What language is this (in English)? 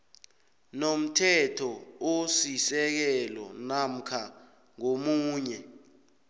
South Ndebele